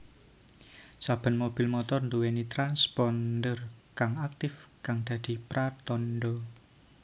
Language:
Javanese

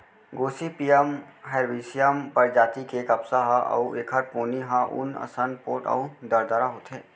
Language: Chhattisgarhi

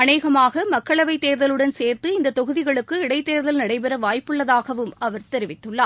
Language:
Tamil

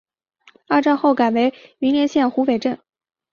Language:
Chinese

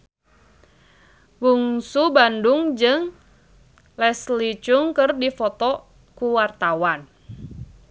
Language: Sundanese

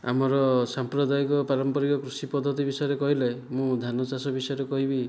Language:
Odia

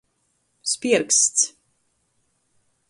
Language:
Latgalian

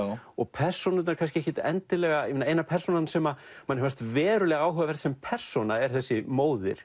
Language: Icelandic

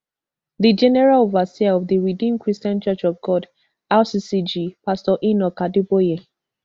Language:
Nigerian Pidgin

